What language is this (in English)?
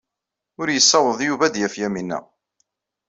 Kabyle